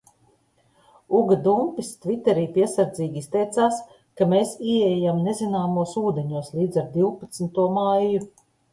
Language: Latvian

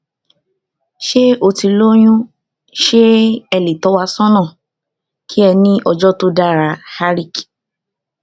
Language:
Yoruba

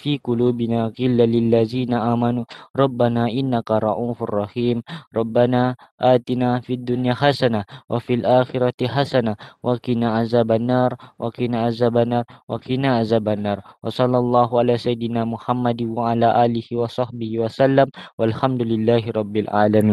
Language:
Malay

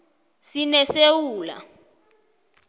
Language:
South Ndebele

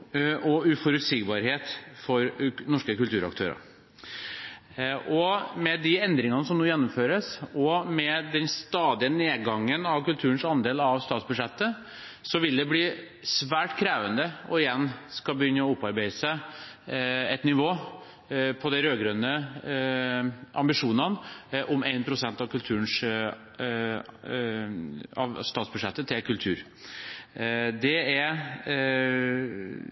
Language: Norwegian Bokmål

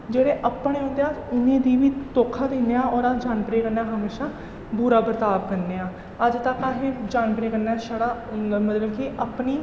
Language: Dogri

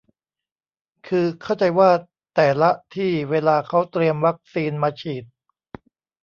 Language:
Thai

